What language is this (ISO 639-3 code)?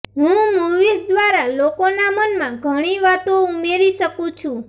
guj